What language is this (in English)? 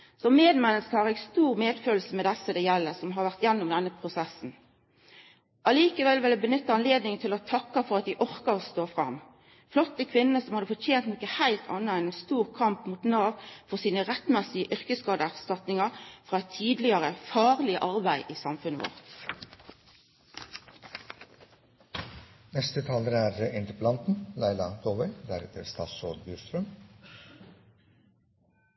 Norwegian